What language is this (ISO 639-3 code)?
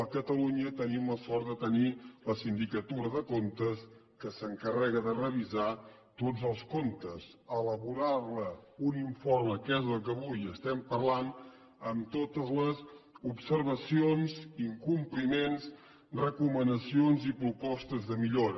cat